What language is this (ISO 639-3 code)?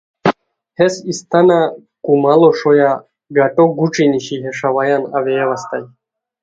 khw